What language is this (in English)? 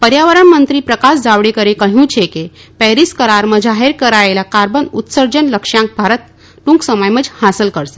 Gujarati